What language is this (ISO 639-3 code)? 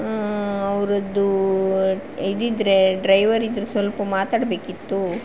kan